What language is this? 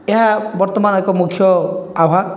Odia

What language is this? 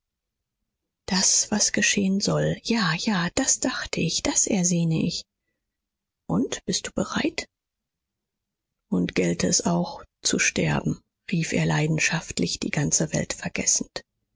German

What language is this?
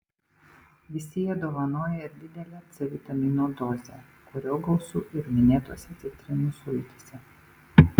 Lithuanian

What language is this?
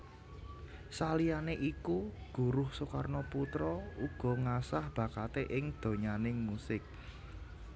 Javanese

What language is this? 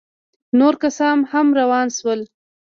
Pashto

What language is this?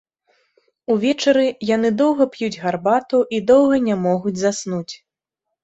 Belarusian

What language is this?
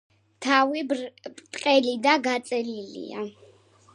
Georgian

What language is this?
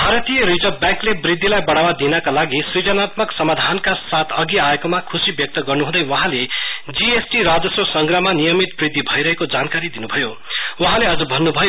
Nepali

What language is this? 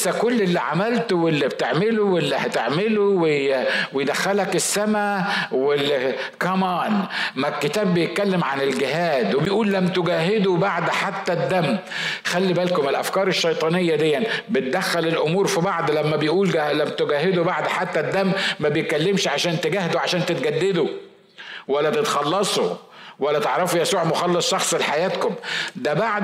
Arabic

